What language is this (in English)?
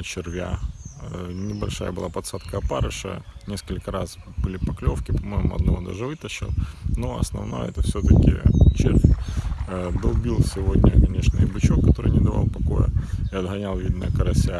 Russian